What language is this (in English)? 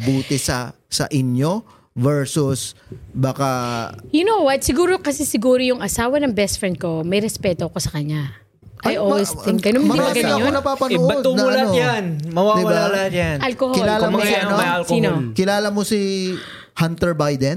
Filipino